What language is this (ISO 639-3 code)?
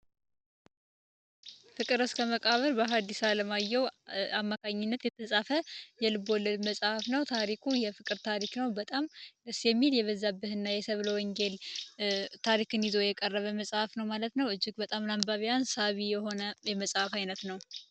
amh